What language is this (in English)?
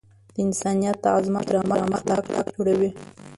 Pashto